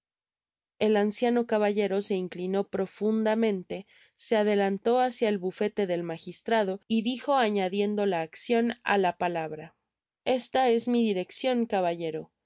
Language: Spanish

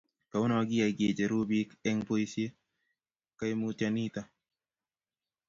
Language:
Kalenjin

